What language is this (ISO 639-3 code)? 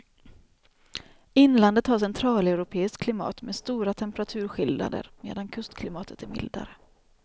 swe